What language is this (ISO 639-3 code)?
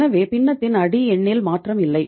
tam